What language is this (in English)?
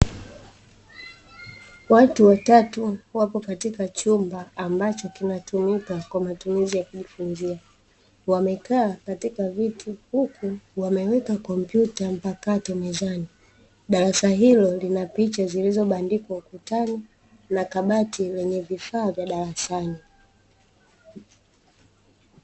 Swahili